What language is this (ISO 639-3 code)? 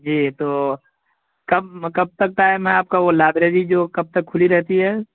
urd